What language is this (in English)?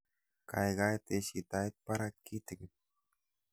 Kalenjin